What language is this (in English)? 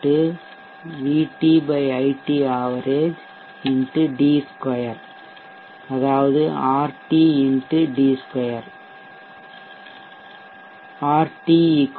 Tamil